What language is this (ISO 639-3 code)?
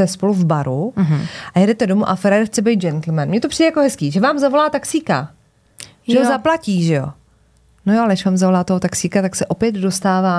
ces